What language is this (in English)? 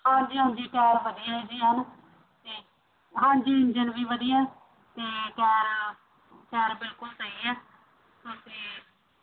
Punjabi